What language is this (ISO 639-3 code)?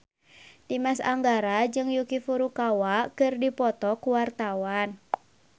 sun